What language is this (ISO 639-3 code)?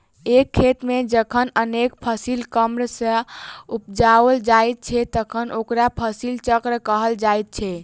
mai